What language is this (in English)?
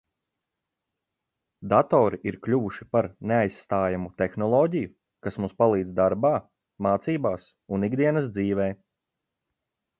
Latvian